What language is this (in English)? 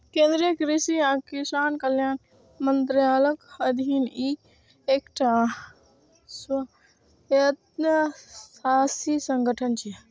Maithili